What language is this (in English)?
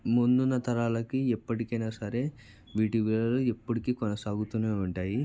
Telugu